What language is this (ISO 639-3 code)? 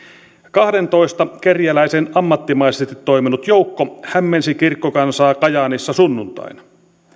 fin